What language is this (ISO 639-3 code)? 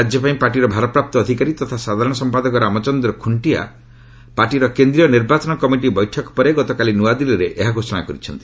ori